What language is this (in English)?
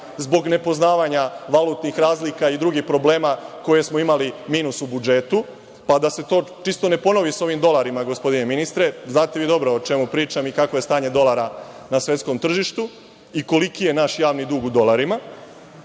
Serbian